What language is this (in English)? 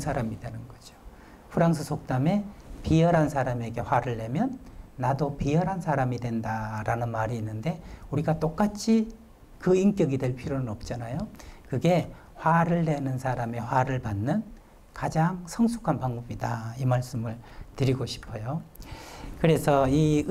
Korean